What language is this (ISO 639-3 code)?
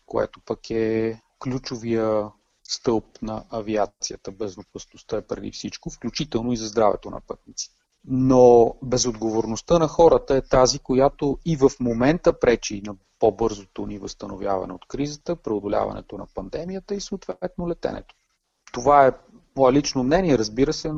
bul